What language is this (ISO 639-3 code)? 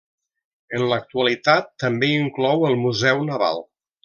cat